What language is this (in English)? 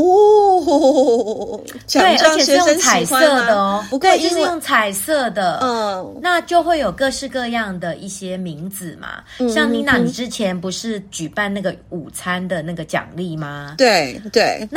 Chinese